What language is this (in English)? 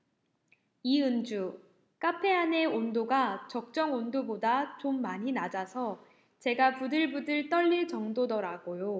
Korean